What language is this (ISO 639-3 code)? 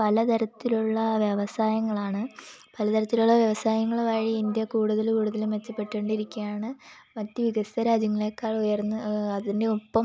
mal